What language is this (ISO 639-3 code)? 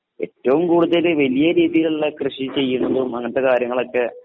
mal